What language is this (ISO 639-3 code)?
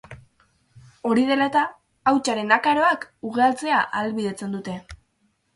eus